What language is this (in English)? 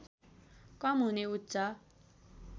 Nepali